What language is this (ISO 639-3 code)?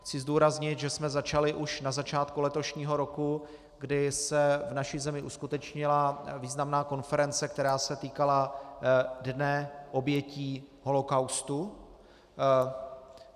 ces